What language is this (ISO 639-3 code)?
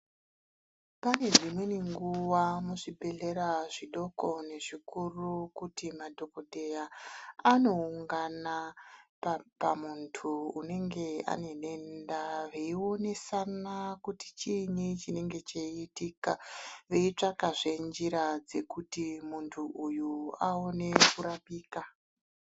ndc